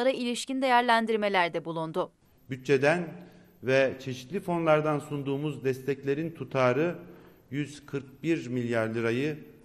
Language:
Turkish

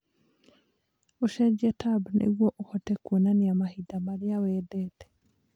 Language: Kikuyu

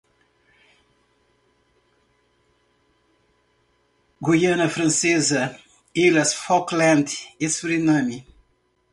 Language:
Portuguese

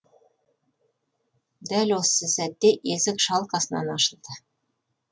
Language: Kazakh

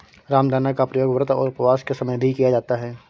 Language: Hindi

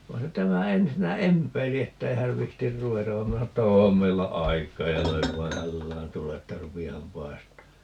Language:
Finnish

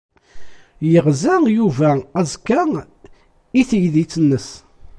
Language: Kabyle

